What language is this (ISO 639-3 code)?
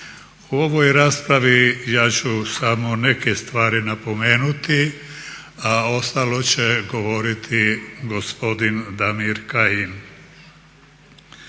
hrv